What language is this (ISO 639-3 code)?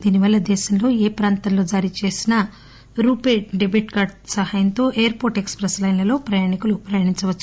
tel